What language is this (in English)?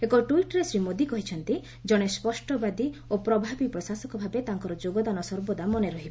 Odia